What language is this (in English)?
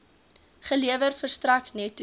Afrikaans